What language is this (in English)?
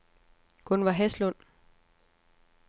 Danish